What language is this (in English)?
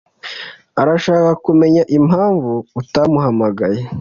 Kinyarwanda